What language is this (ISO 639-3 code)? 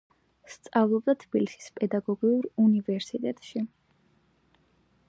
kat